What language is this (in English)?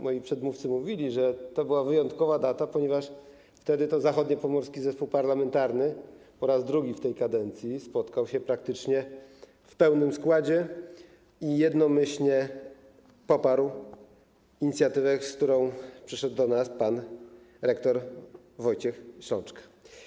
Polish